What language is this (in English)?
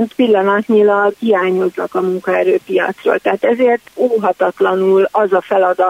Hungarian